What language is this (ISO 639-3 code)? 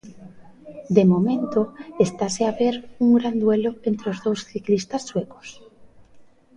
glg